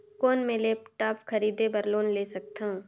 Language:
Chhattisgarhi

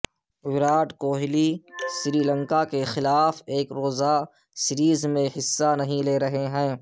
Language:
Urdu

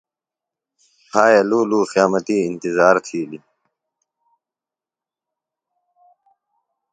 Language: Phalura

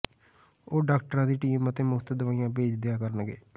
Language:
Punjabi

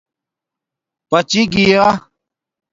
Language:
Domaaki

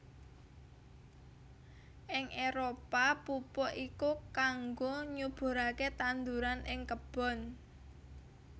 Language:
Javanese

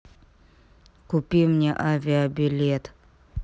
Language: Russian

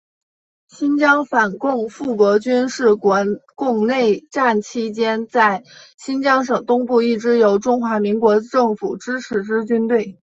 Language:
Chinese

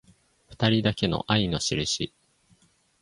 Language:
Japanese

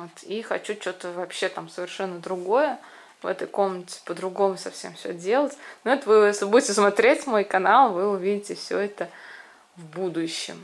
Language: Russian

